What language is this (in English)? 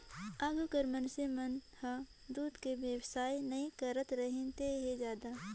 Chhattisgarhi